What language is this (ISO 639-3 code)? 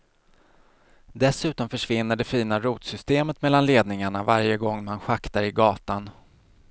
swe